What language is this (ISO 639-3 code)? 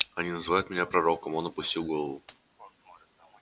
rus